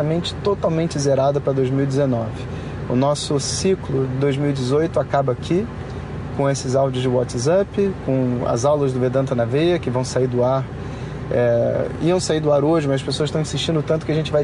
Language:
Portuguese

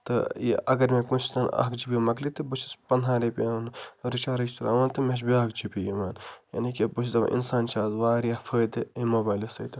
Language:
Kashmiri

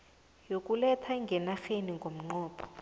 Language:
South Ndebele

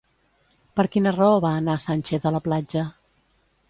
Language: Catalan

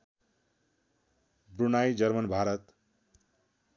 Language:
Nepali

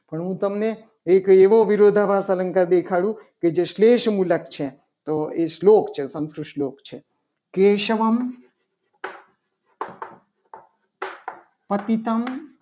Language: Gujarati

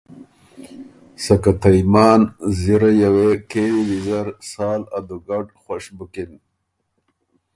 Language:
Ormuri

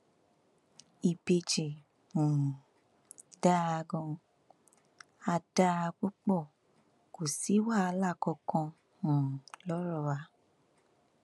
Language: Yoruba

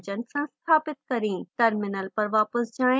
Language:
Hindi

